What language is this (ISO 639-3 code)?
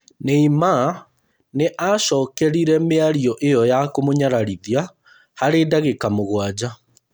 kik